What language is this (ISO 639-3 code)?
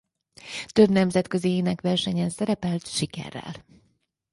hun